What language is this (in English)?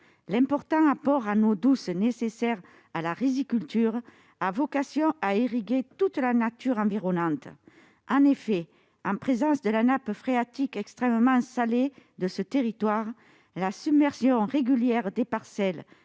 French